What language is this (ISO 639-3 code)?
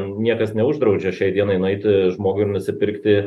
lit